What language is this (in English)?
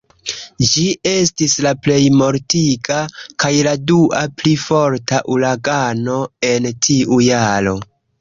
Esperanto